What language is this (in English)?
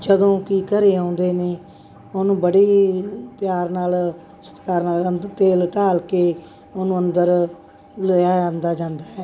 Punjabi